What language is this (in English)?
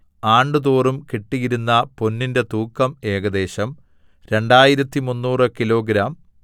Malayalam